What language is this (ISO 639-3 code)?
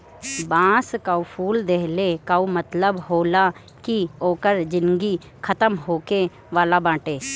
bho